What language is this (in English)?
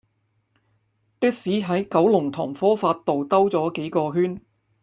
Cantonese